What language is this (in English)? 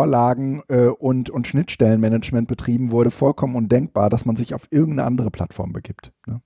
German